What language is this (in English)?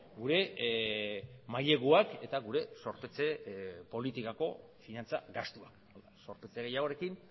Basque